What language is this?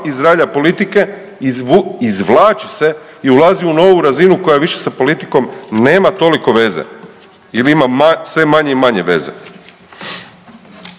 Croatian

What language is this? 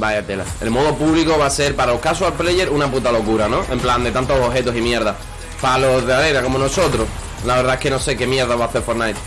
Spanish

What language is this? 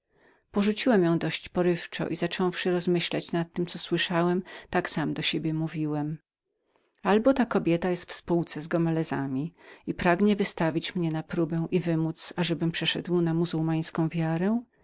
Polish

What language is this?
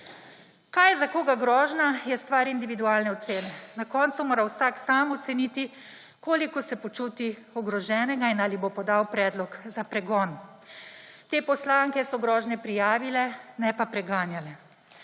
Slovenian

